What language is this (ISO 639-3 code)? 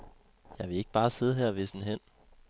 dan